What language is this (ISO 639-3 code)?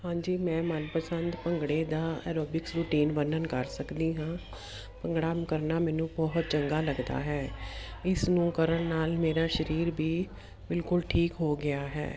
pan